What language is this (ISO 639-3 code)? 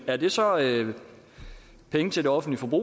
dan